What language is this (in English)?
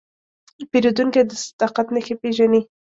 Pashto